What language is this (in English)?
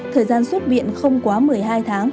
Vietnamese